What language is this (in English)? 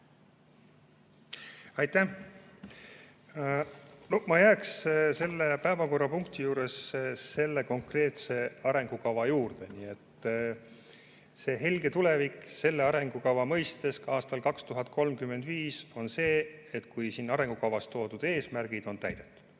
Estonian